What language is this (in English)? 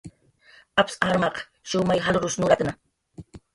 Jaqaru